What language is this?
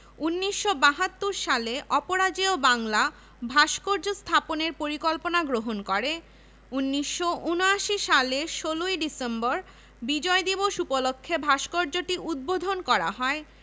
Bangla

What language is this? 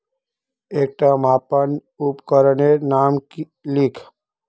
Magahi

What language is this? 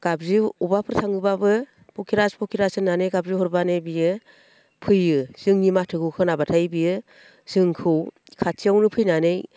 Bodo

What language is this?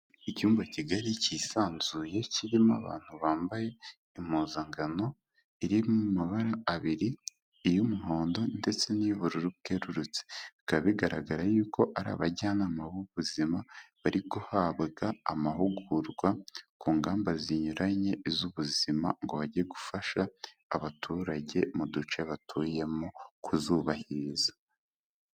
Kinyarwanda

